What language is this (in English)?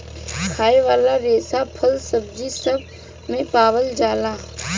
Bhojpuri